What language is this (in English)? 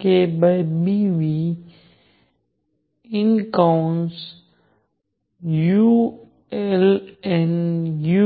Gujarati